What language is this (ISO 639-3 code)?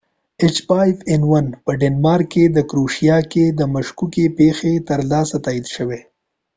pus